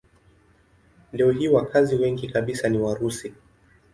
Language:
Swahili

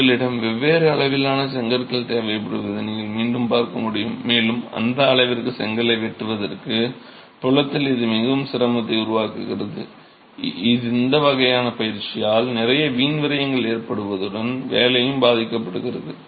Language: Tamil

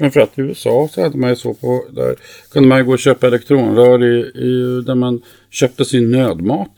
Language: Swedish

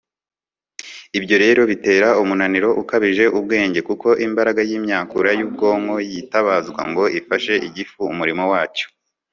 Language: Kinyarwanda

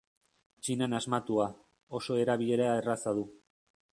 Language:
Basque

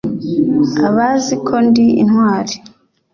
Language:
Kinyarwanda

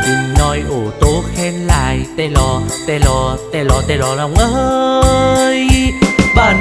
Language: Vietnamese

